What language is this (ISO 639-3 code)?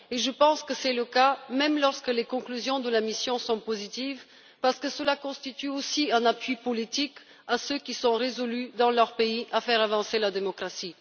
fra